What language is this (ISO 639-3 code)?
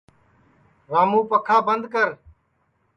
ssi